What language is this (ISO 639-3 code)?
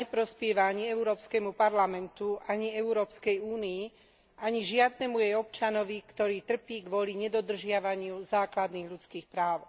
slk